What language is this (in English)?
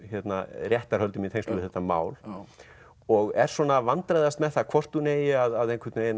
Icelandic